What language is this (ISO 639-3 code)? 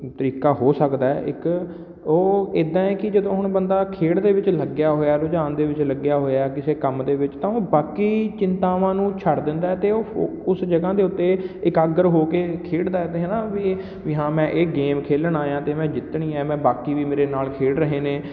pan